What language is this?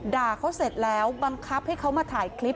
Thai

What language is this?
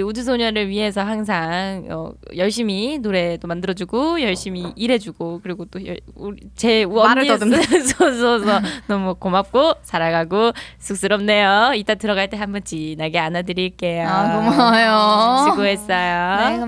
Korean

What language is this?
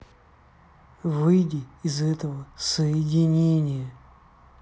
Russian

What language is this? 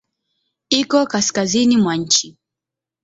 Swahili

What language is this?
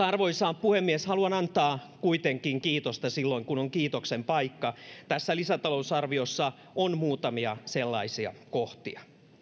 Finnish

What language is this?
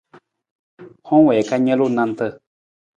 Nawdm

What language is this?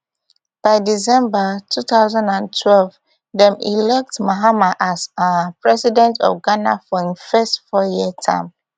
Nigerian Pidgin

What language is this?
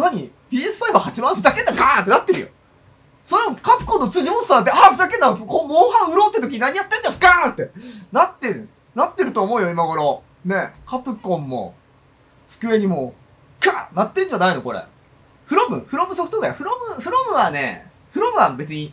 Japanese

